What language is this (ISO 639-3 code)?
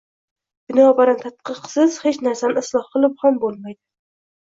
uzb